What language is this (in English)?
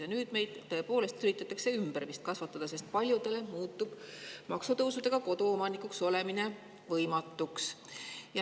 Estonian